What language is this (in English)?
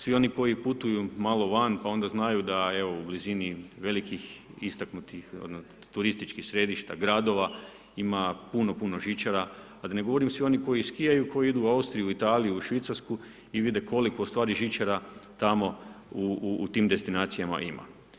Croatian